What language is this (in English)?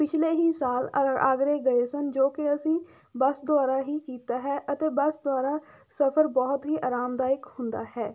Punjabi